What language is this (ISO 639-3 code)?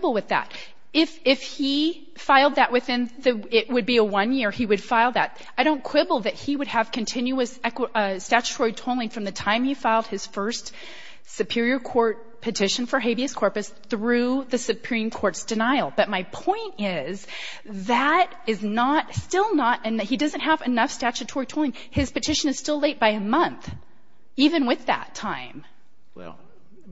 eng